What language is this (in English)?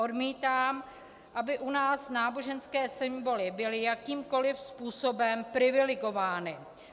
Czech